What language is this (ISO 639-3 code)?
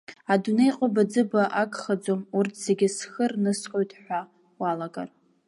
abk